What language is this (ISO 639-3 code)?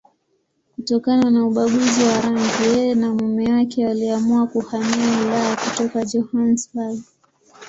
swa